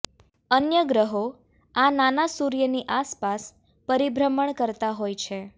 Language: Gujarati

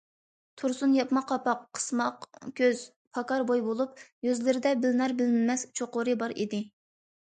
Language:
Uyghur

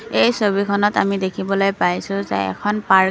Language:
Assamese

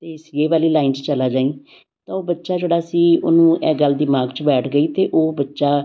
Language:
Punjabi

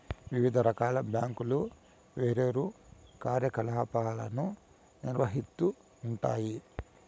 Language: Telugu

